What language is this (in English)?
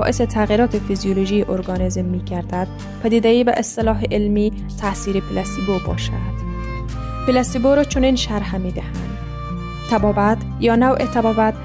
Persian